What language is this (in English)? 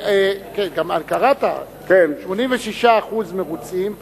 Hebrew